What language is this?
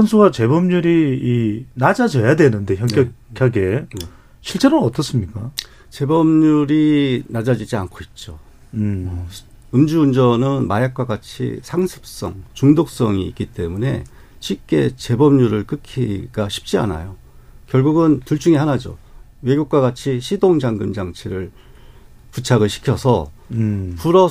Korean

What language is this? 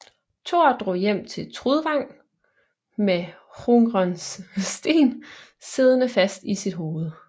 Danish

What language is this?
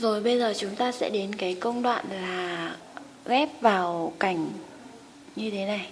Vietnamese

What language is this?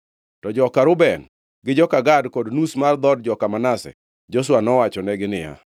Luo (Kenya and Tanzania)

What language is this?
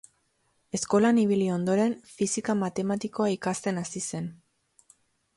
Basque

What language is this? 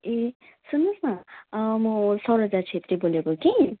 Nepali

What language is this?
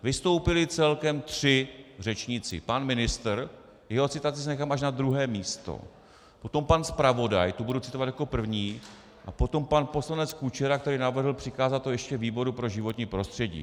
Czech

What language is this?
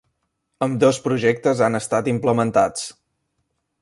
Catalan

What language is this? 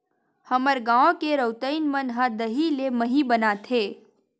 Chhattisgarhi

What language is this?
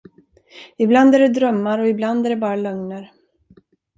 Swedish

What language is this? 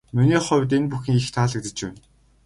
Mongolian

